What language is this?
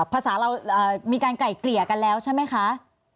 Thai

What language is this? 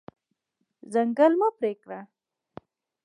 Pashto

